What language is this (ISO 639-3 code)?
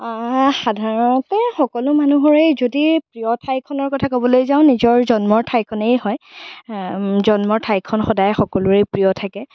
asm